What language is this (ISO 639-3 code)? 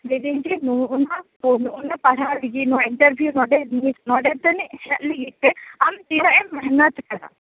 sat